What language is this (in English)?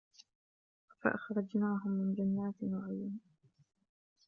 Arabic